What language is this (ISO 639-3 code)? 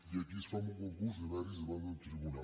cat